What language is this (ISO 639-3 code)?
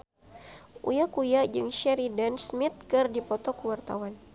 sun